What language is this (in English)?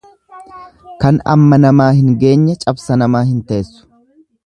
Oromo